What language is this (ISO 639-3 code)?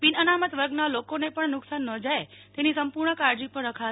guj